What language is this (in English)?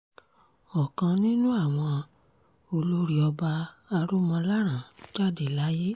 Yoruba